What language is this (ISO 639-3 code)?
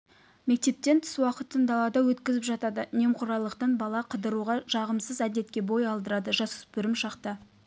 kaz